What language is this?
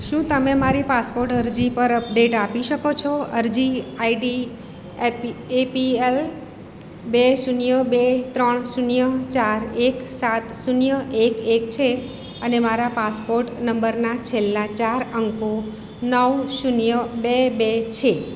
Gujarati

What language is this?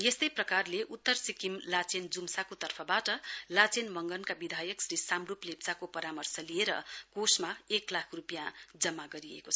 Nepali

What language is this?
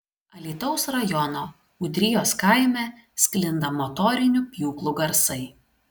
Lithuanian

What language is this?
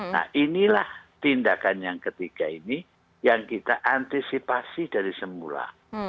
Indonesian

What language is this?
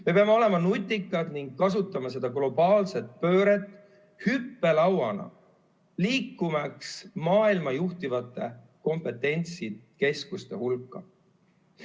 Estonian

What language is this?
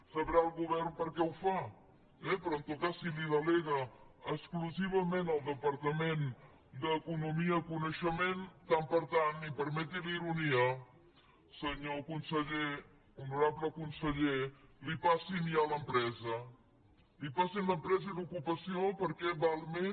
Catalan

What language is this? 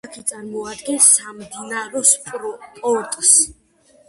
Georgian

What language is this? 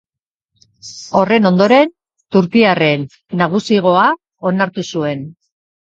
Basque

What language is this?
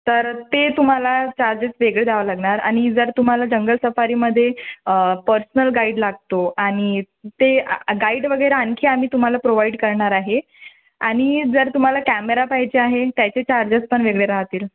Marathi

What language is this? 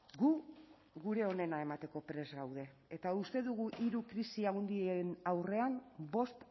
Basque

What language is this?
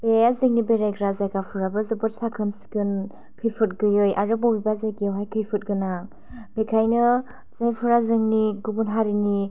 Bodo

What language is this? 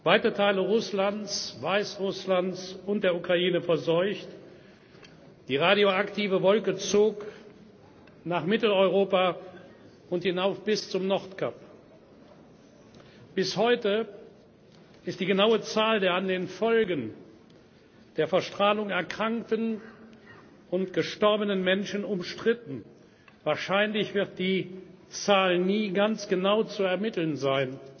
German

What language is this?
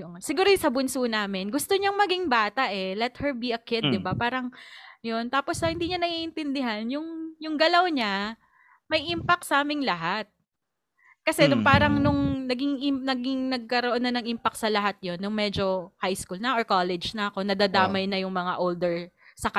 Filipino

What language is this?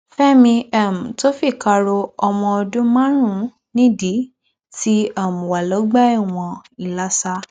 Yoruba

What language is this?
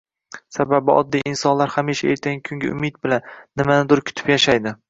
Uzbek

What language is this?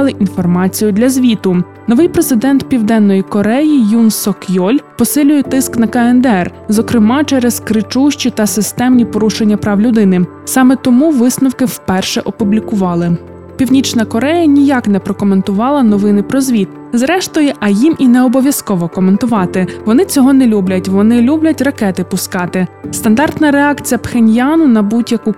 Ukrainian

